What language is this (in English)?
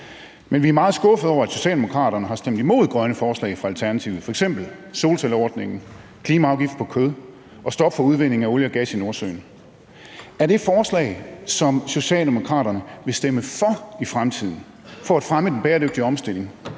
Danish